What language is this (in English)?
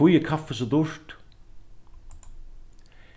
Faroese